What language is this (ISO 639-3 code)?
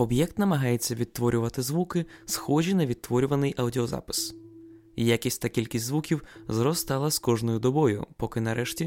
ukr